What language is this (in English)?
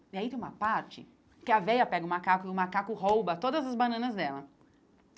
Portuguese